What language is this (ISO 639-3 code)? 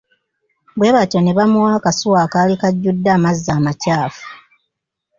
lug